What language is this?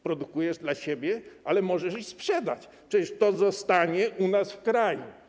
Polish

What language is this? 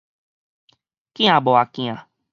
Min Nan Chinese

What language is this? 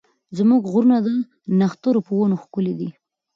Pashto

